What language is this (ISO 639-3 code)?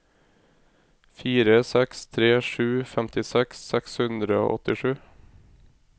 nor